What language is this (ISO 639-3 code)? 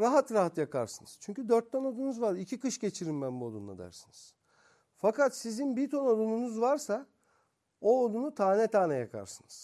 tur